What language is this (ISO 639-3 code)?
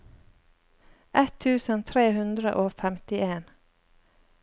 nor